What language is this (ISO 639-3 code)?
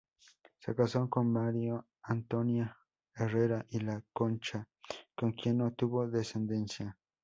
spa